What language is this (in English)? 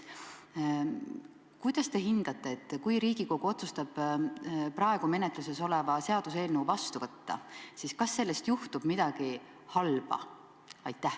Estonian